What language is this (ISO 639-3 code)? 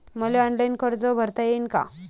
mar